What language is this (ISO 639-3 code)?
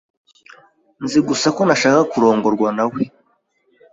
kin